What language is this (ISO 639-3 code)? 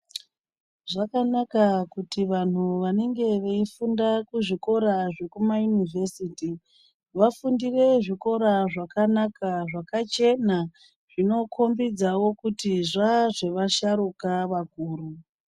ndc